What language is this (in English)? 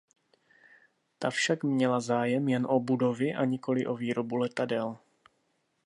Czech